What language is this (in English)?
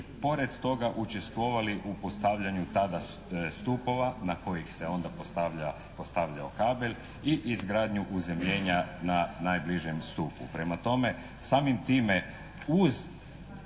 Croatian